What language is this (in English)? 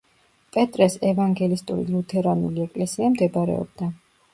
Georgian